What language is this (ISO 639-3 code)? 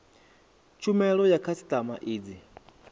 ven